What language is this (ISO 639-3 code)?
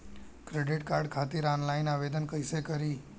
bho